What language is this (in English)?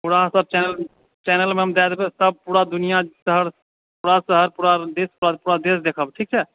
Maithili